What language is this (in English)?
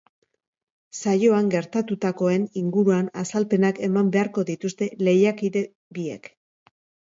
Basque